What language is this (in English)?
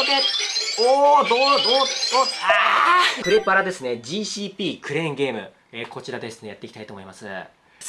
Japanese